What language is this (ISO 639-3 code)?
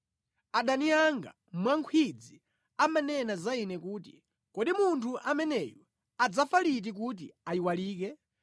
nya